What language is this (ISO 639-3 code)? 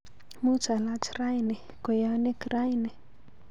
kln